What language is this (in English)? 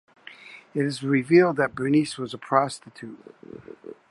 English